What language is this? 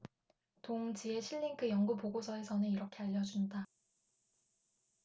Korean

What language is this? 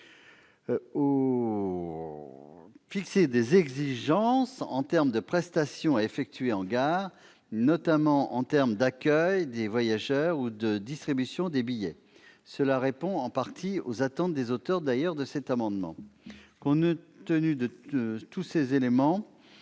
French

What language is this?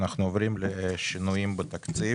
Hebrew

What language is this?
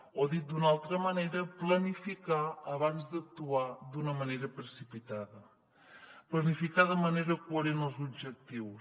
Catalan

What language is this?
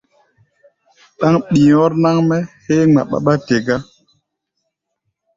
Gbaya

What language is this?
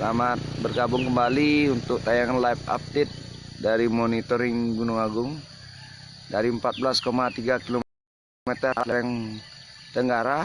Indonesian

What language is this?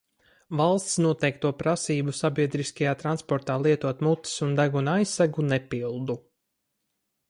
Latvian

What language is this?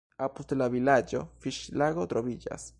Esperanto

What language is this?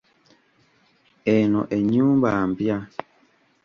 Ganda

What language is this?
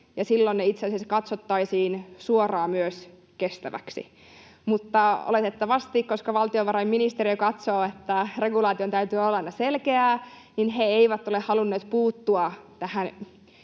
Finnish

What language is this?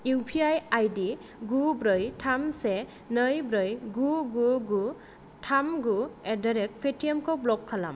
Bodo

